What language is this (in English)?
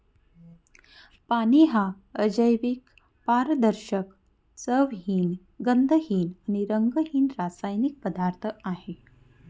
Marathi